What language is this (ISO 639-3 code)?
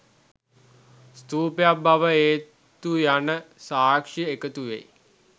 sin